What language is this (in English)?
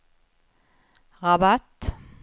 Swedish